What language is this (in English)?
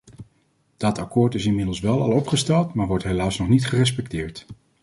Dutch